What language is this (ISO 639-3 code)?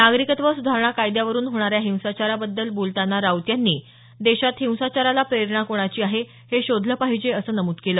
mar